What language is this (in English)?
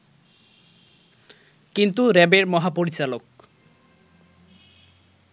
Bangla